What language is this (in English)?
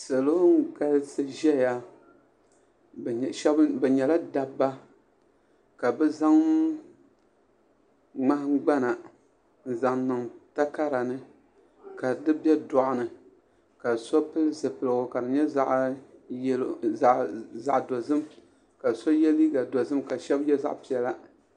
Dagbani